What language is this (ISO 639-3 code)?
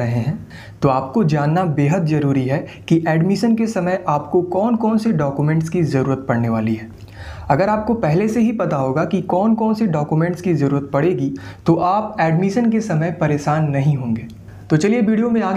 hin